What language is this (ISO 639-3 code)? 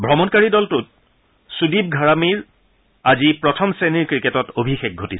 asm